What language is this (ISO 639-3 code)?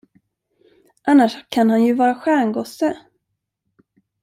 swe